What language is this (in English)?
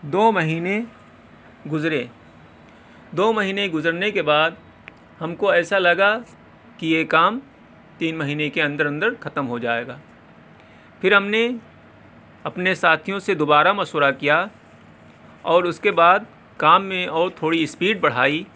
Urdu